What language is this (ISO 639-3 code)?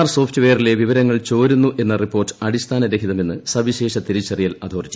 mal